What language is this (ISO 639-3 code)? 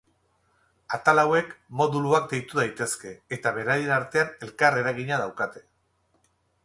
eus